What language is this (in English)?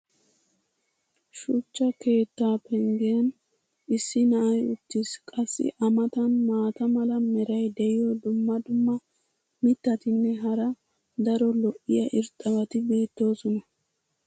Wolaytta